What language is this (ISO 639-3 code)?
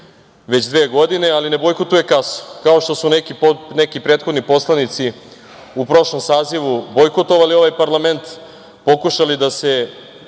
srp